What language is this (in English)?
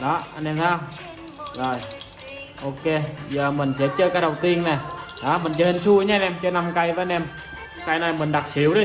Vietnamese